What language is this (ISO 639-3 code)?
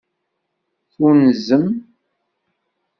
kab